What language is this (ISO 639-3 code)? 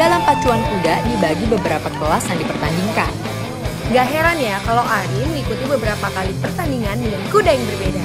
ind